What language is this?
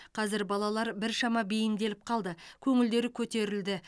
Kazakh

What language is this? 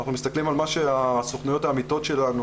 Hebrew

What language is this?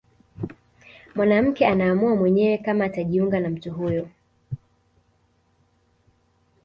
Swahili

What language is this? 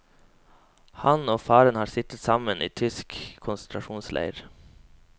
Norwegian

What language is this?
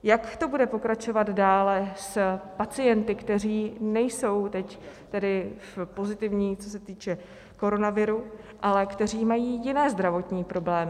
Czech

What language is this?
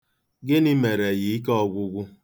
Igbo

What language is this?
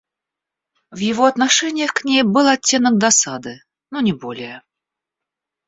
Russian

